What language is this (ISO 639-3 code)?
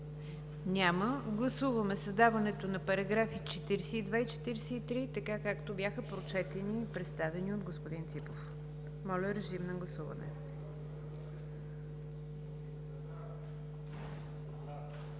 bul